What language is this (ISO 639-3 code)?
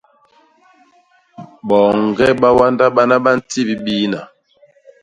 bas